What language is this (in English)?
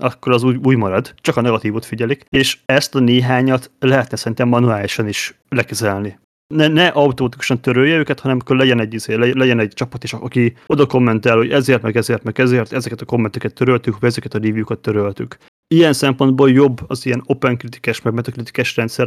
Hungarian